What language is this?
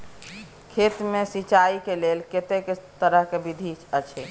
Maithili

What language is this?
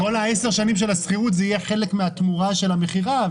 Hebrew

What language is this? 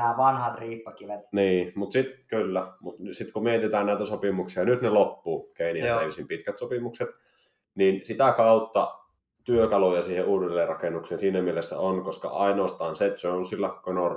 Finnish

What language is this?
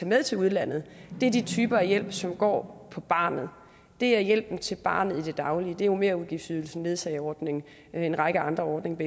Danish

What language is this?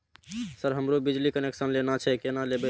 Maithili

